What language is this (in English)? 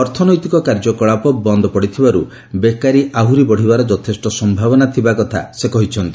Odia